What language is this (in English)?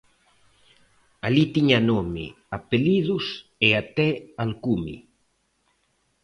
Galician